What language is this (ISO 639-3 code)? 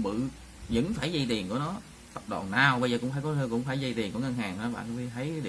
vie